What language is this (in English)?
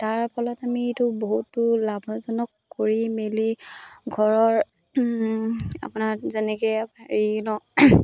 Assamese